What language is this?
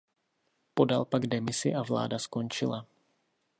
Czech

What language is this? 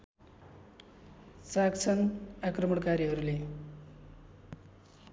Nepali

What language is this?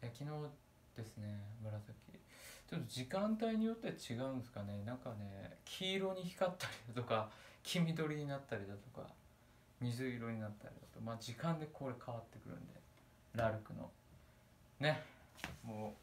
Japanese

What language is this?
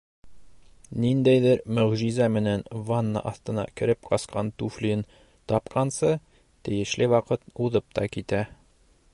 Bashkir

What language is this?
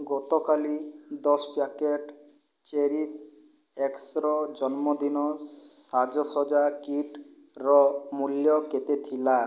Odia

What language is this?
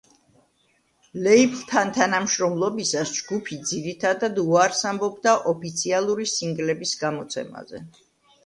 Georgian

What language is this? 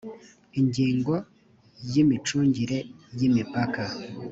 Kinyarwanda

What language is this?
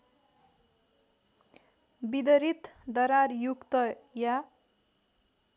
Nepali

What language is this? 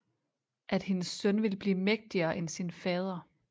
Danish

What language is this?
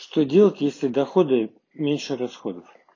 Russian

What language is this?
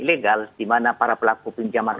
Indonesian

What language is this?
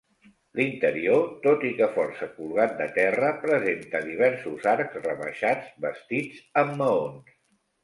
Catalan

